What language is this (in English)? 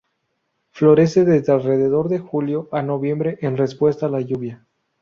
Spanish